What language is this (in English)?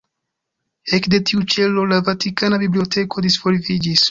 Esperanto